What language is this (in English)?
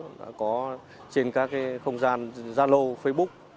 Vietnamese